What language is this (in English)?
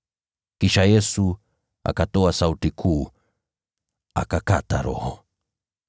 Swahili